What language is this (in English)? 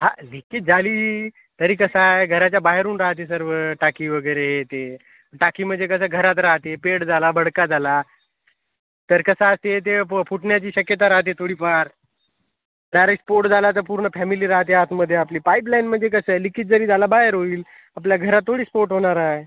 Marathi